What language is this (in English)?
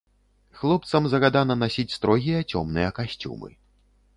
Belarusian